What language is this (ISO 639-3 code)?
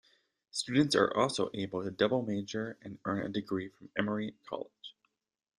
eng